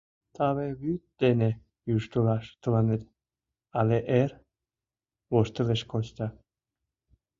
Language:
Mari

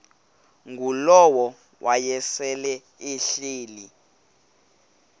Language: Xhosa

